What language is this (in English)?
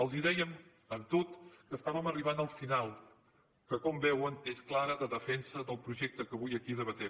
Catalan